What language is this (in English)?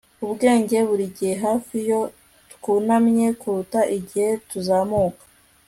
Kinyarwanda